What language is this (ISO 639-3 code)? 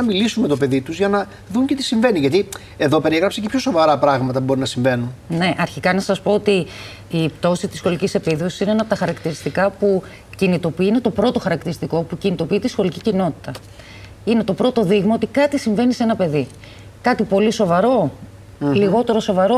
ell